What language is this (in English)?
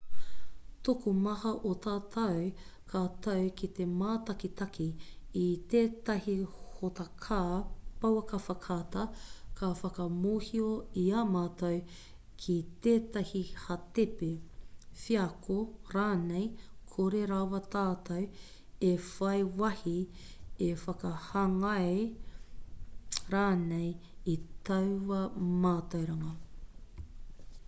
Māori